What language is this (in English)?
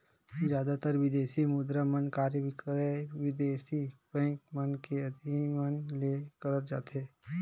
Chhattisgarhi